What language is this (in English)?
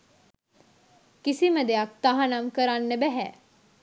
Sinhala